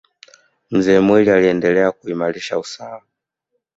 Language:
Swahili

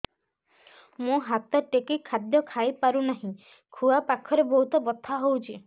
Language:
Odia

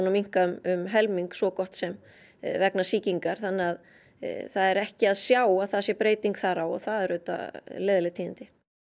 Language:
Icelandic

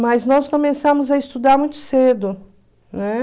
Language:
Portuguese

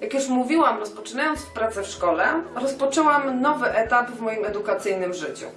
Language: Polish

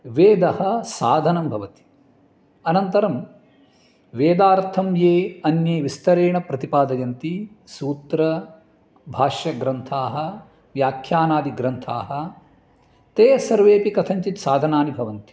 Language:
Sanskrit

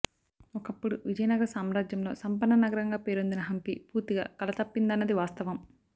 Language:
Telugu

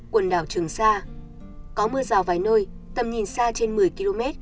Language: Vietnamese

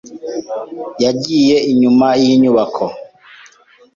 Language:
Kinyarwanda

